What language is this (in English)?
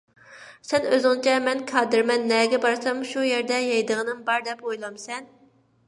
Uyghur